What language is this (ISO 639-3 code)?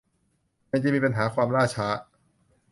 tha